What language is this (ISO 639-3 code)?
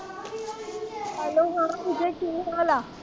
pan